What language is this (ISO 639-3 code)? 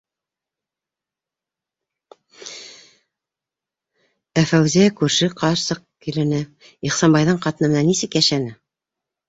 bak